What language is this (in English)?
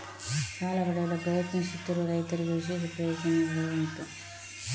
Kannada